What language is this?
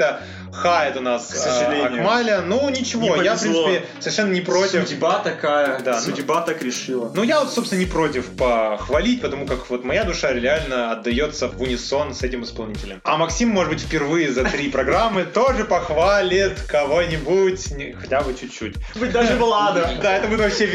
Russian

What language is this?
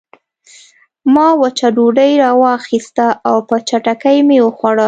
Pashto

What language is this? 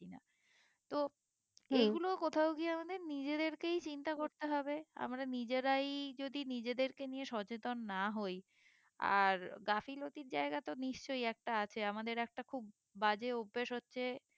Bangla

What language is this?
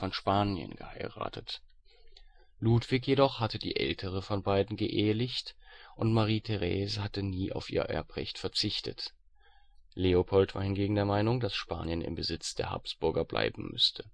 German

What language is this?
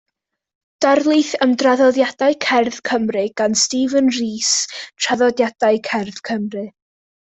Welsh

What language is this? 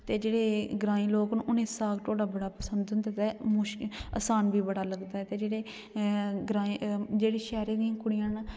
Dogri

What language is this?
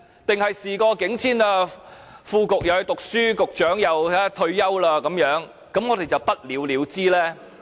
Cantonese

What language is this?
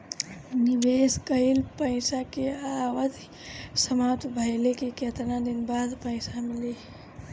Bhojpuri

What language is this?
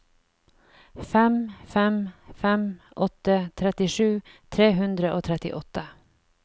Norwegian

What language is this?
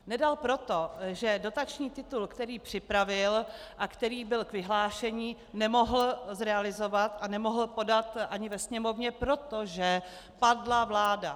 Czech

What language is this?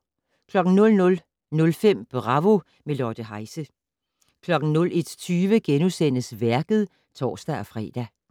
Danish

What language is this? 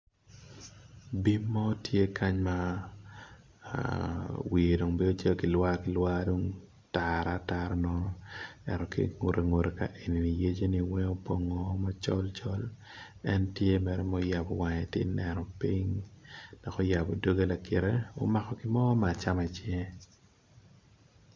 Acoli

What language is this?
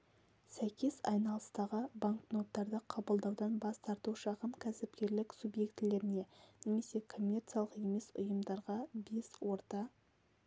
Kazakh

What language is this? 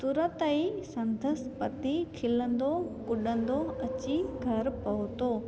Sindhi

